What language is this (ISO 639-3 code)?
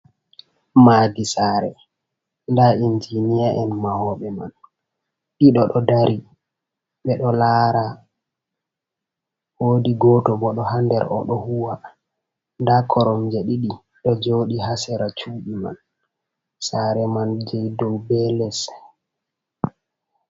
ful